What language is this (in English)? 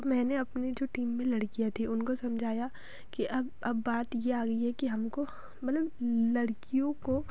Hindi